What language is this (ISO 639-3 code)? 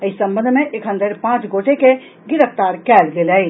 mai